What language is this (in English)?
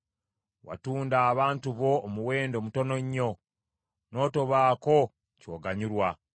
Ganda